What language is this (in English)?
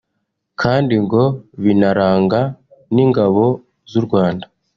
Kinyarwanda